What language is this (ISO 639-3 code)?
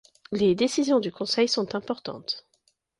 fra